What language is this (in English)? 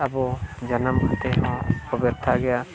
Santali